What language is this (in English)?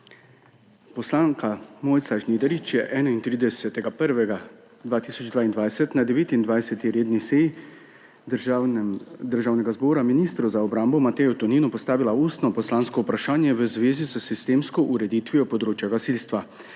Slovenian